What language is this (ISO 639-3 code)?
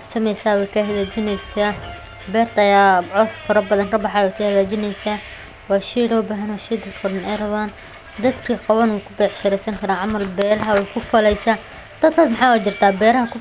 som